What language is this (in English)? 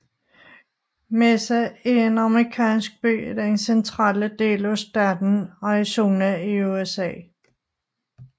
Danish